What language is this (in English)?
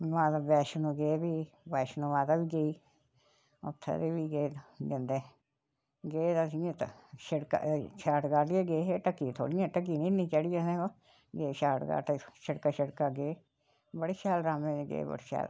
Dogri